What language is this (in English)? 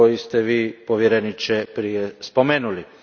Croatian